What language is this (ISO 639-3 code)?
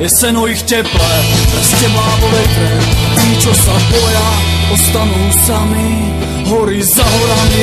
slk